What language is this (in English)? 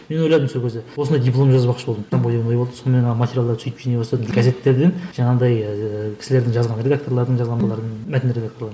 Kazakh